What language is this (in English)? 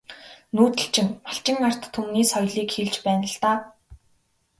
Mongolian